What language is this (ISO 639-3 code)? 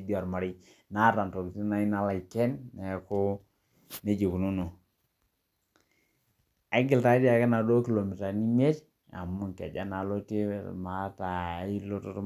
mas